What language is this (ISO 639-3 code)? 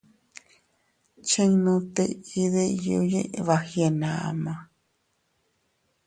cut